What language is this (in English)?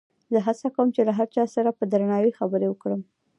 Pashto